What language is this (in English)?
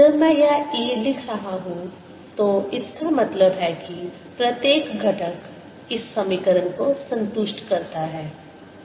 Hindi